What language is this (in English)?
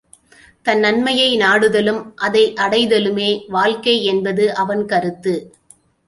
Tamil